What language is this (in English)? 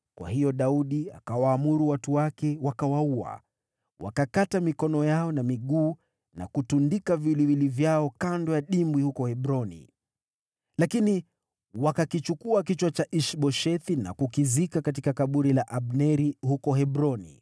Swahili